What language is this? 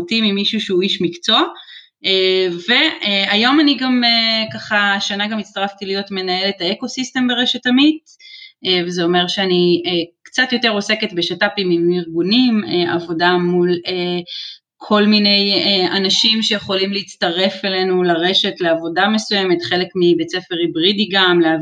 Hebrew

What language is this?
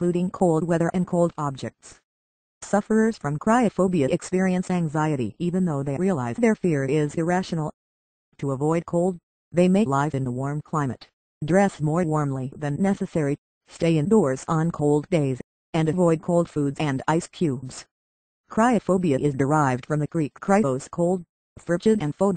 English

